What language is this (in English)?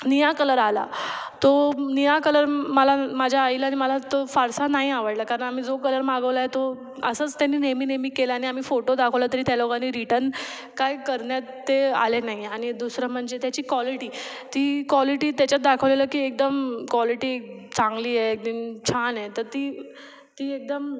Marathi